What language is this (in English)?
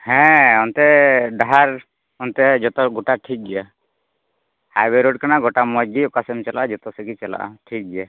Santali